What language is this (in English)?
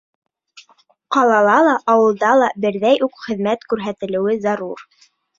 Bashkir